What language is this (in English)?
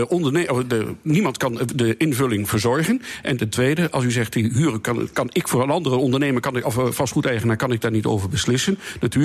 Dutch